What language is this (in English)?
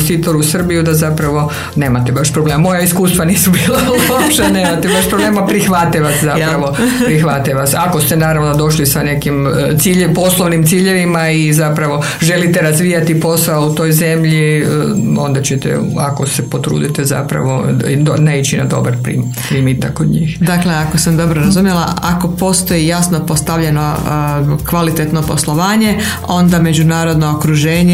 Croatian